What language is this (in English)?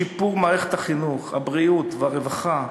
Hebrew